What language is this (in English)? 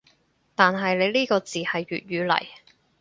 Cantonese